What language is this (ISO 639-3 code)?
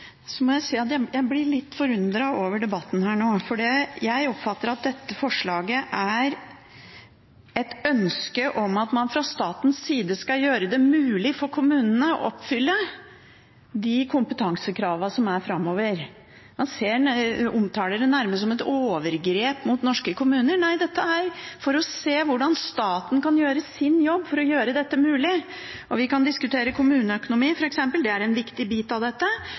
nob